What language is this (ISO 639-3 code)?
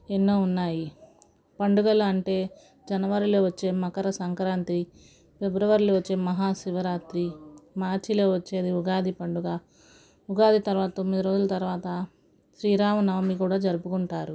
tel